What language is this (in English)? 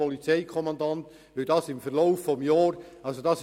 Swiss German